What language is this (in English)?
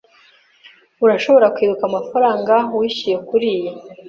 Kinyarwanda